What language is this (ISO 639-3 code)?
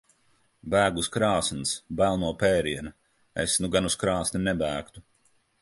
lav